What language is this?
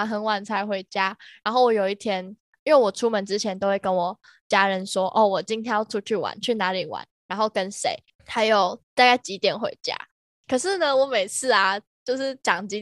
Chinese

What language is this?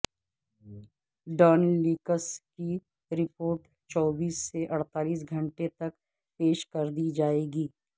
Urdu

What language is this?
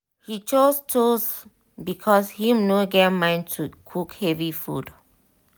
Nigerian Pidgin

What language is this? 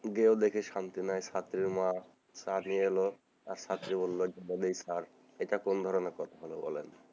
Bangla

